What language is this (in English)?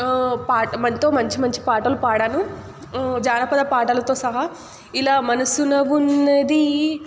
Telugu